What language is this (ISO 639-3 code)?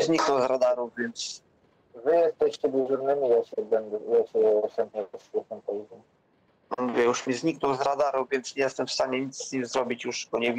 pol